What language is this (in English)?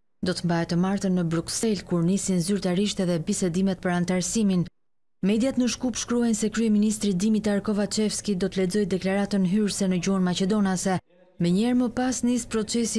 Romanian